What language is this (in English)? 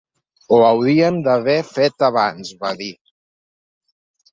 Catalan